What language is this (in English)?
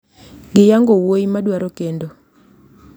Luo (Kenya and Tanzania)